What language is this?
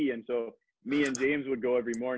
Indonesian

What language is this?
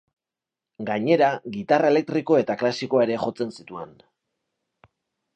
Basque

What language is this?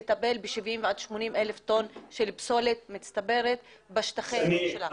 Hebrew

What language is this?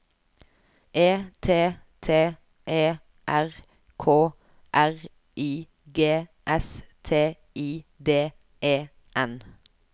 Norwegian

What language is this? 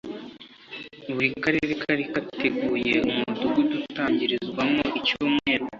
Kinyarwanda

